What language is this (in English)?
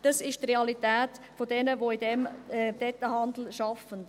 Swiss German